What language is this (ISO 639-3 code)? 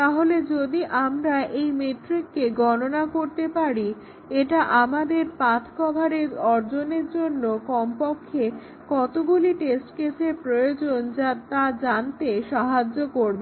ben